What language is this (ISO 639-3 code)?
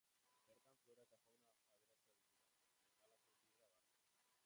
eus